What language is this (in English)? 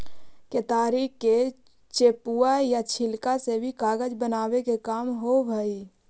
Magahi